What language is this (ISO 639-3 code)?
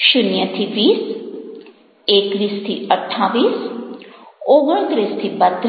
guj